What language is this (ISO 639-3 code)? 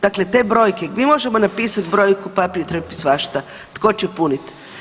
hrv